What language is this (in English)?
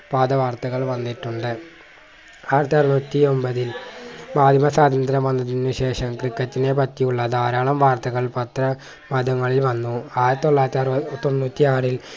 Malayalam